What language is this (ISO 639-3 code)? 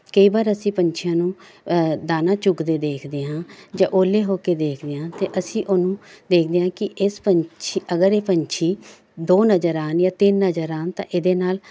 pan